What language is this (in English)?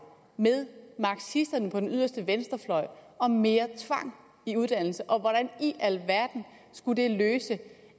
Danish